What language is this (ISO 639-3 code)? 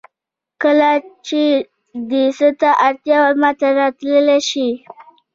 pus